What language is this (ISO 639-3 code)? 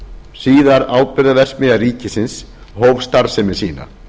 isl